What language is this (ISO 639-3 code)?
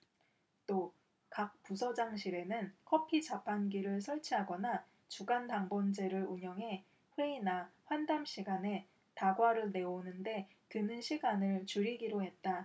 kor